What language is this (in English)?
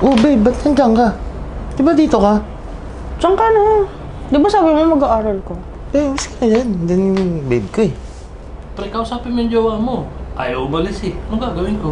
Filipino